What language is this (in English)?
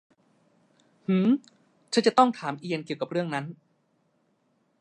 Thai